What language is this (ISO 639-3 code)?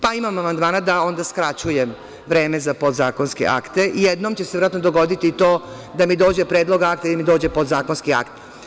srp